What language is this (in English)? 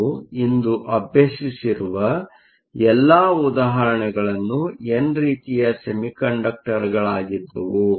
Kannada